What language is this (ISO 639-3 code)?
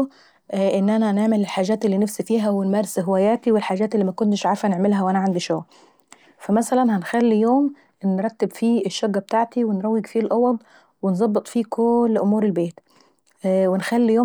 aec